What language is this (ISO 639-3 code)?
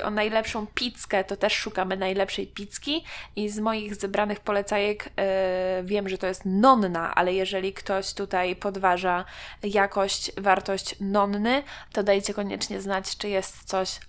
pol